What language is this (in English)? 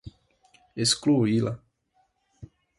Portuguese